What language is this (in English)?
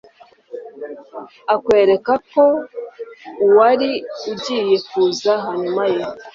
Kinyarwanda